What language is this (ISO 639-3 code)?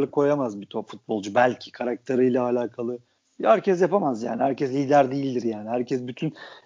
tur